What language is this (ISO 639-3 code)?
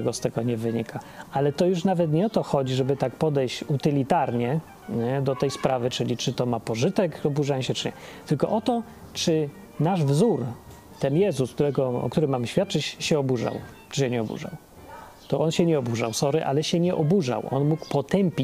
pol